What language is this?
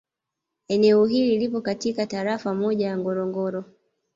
Swahili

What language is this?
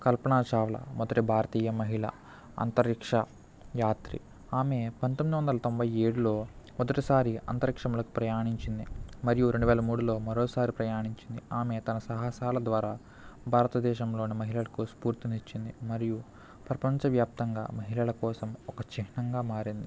Telugu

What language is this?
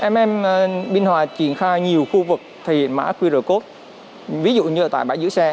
Vietnamese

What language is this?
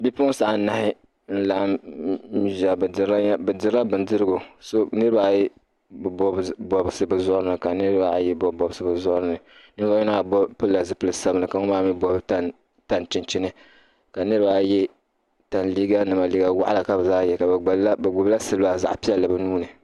Dagbani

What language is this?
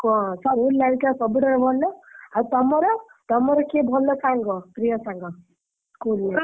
Odia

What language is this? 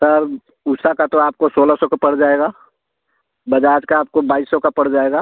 Hindi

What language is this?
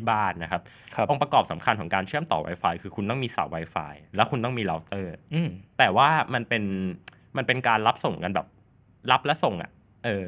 Thai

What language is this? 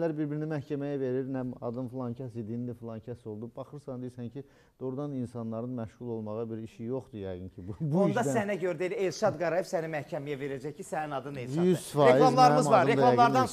Turkish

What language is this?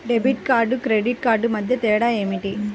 Telugu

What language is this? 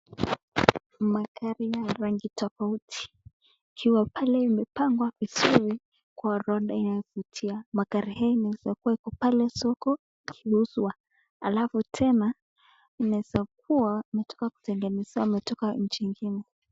Swahili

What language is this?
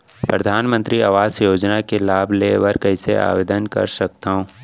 Chhattisgarhi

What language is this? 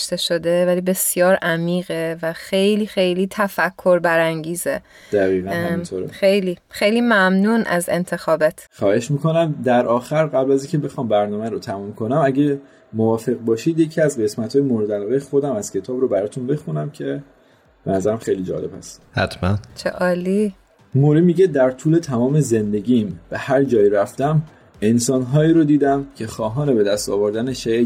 Persian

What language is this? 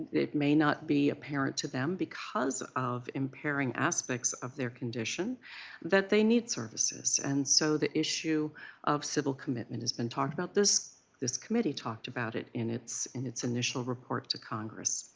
English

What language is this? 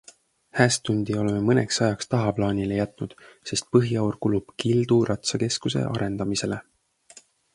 Estonian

